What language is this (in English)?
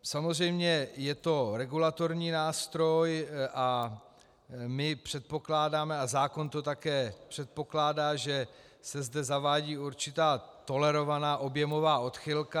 Czech